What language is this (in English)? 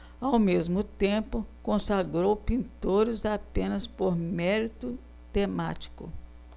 Portuguese